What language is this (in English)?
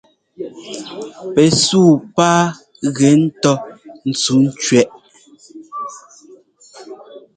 Ngomba